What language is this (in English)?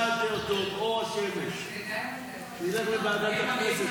Hebrew